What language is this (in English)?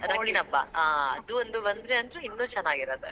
Kannada